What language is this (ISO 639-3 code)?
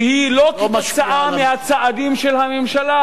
heb